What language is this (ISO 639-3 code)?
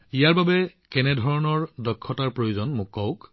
asm